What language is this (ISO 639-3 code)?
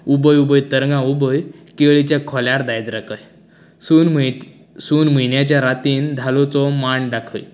kok